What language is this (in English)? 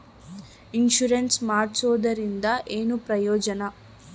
Kannada